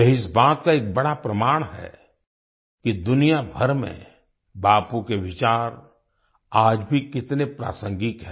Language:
Hindi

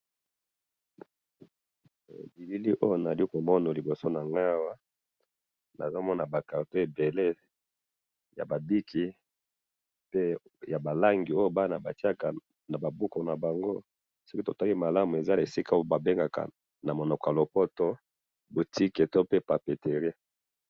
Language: Lingala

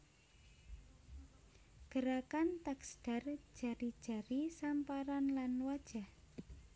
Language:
Javanese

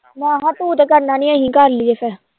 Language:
Punjabi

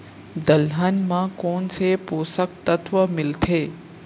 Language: Chhattisgarhi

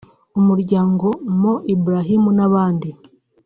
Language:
Kinyarwanda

